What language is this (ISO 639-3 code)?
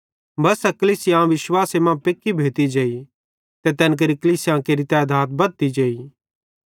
bhd